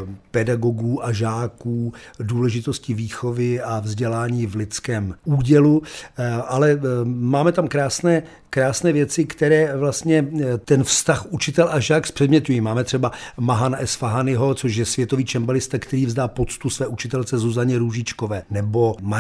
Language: Czech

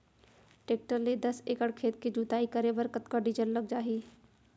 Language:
Chhattisgarhi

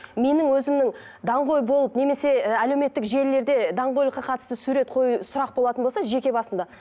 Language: Kazakh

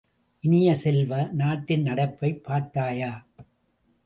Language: Tamil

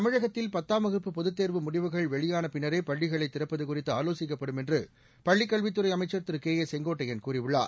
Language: Tamil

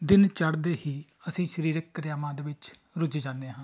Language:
Punjabi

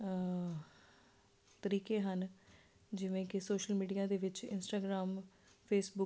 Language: Punjabi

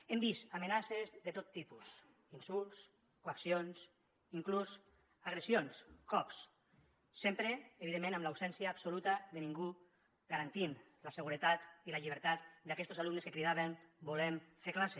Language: Catalan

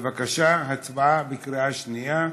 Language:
Hebrew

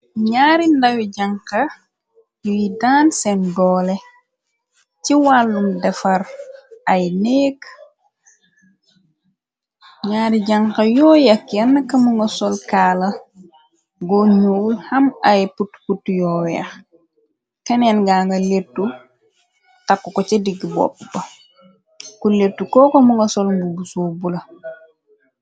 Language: Wolof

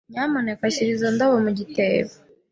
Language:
Kinyarwanda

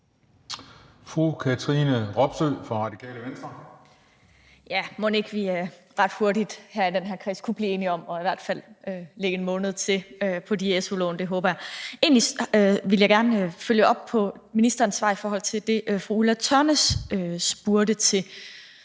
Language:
Danish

